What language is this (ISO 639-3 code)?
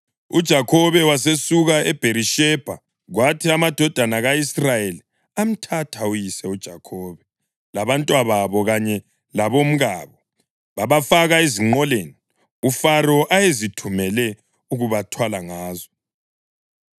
nde